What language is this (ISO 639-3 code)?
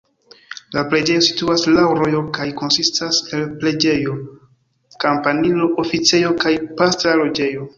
epo